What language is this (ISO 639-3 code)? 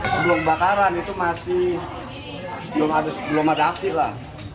ind